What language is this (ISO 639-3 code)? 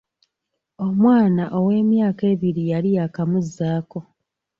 lug